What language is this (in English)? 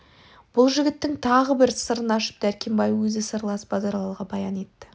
Kazakh